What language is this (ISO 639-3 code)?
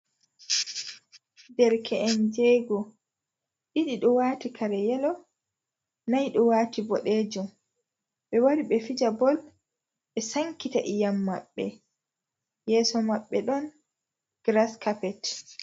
ful